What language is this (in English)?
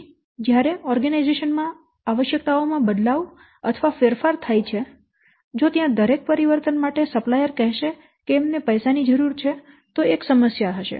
Gujarati